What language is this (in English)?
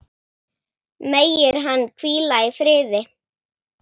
Icelandic